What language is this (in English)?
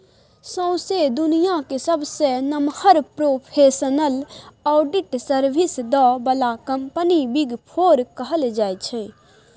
Maithili